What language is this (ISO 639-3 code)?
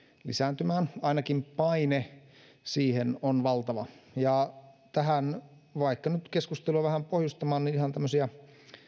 fin